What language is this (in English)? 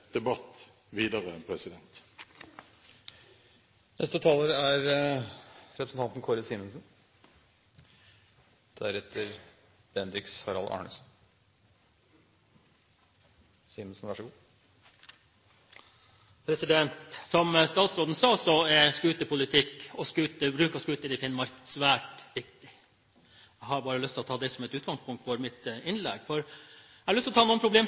Norwegian Bokmål